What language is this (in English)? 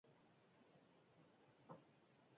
Basque